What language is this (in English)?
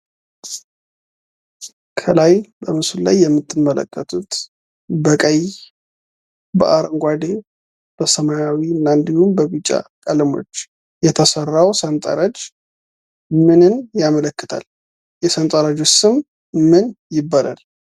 Amharic